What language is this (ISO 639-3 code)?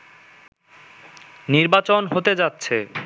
ben